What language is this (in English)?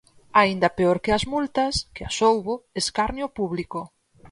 Galician